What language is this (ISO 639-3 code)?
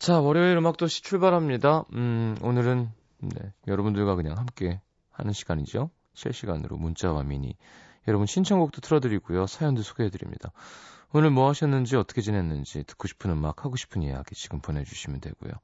kor